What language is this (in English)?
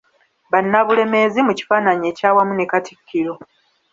Ganda